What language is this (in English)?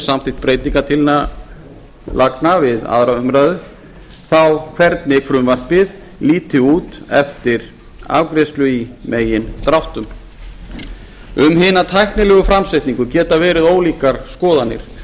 Icelandic